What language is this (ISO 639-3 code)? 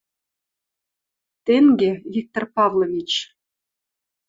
mrj